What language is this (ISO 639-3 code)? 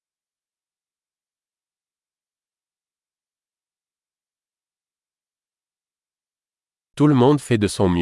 fra